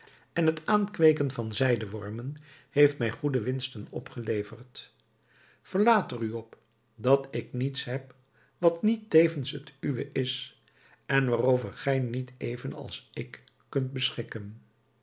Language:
Dutch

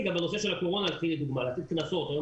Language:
Hebrew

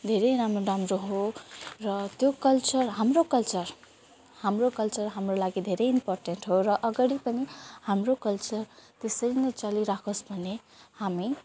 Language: Nepali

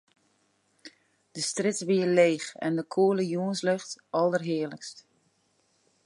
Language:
Western Frisian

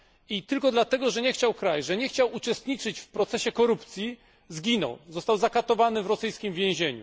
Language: Polish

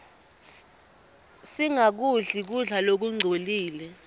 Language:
Swati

